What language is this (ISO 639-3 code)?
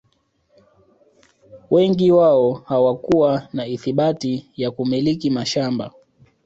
swa